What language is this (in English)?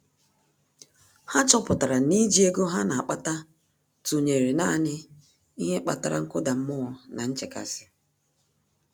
Igbo